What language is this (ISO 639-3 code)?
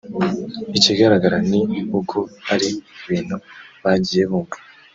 kin